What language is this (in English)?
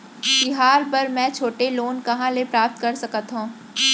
Chhattisgarhi